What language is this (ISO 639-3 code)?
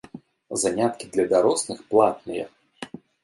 bel